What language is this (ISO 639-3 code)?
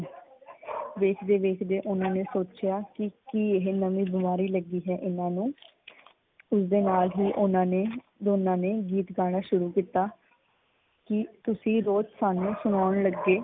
pan